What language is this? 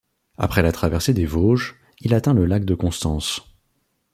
French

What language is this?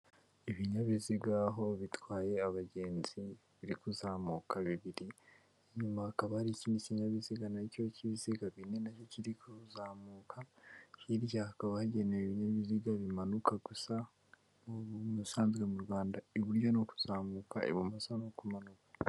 Kinyarwanda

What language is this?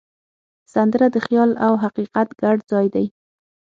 Pashto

